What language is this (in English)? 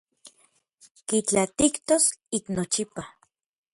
Orizaba Nahuatl